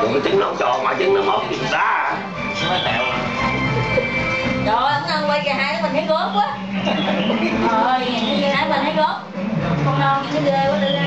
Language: Vietnamese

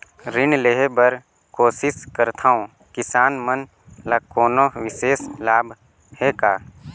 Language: Chhattisgarhi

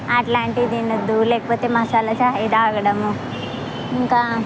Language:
Telugu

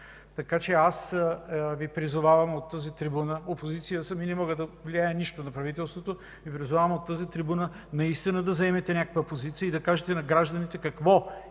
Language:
Bulgarian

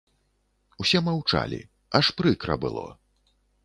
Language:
Belarusian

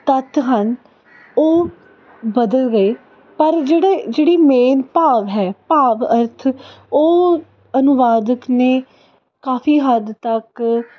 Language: Punjabi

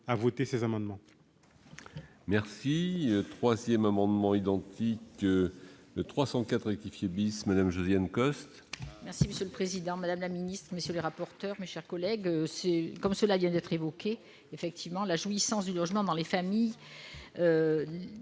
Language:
French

